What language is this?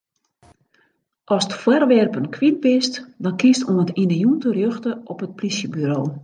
Western Frisian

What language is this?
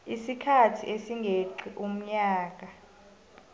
South Ndebele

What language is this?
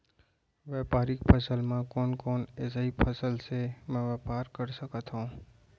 Chhattisgarhi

